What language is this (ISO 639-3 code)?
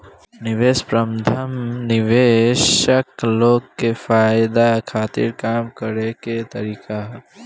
bho